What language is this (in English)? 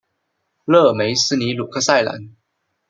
Chinese